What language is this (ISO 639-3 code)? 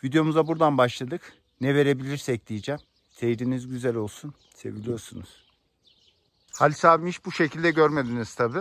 tur